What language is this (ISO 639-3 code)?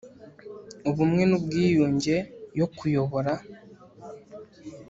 kin